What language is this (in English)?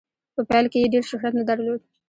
Pashto